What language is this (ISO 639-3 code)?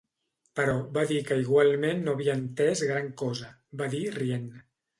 cat